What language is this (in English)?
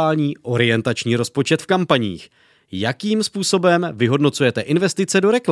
Czech